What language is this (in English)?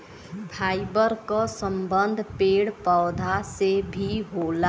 Bhojpuri